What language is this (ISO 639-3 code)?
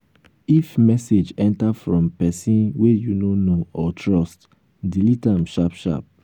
pcm